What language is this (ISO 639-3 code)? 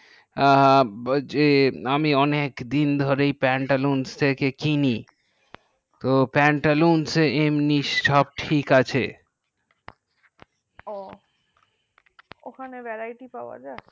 ben